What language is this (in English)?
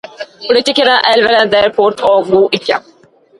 Norwegian Bokmål